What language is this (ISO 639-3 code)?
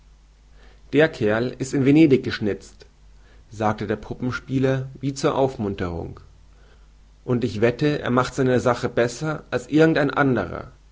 deu